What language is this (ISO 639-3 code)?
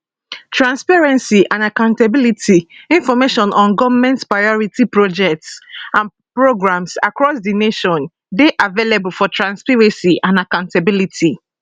pcm